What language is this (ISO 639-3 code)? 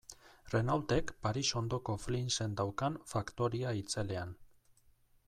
eus